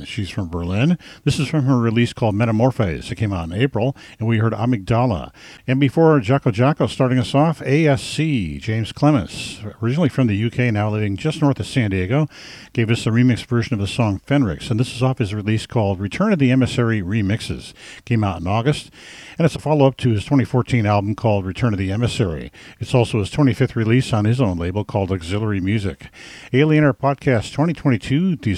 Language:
English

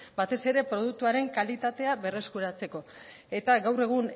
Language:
Basque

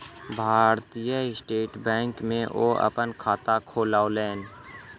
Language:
Maithili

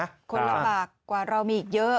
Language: Thai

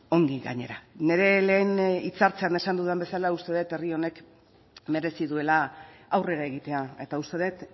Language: Basque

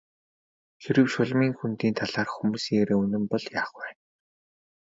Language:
Mongolian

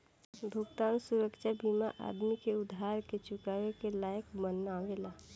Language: Bhojpuri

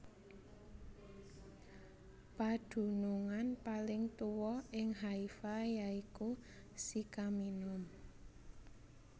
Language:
Javanese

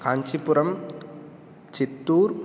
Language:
Sanskrit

